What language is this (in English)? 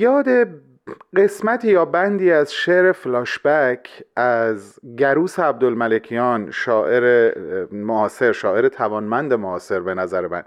Persian